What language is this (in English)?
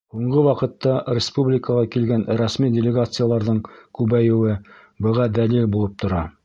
Bashkir